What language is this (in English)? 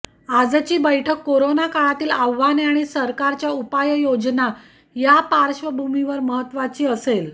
Marathi